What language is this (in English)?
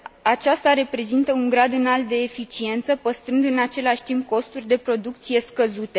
Romanian